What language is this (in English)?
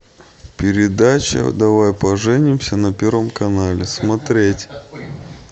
Russian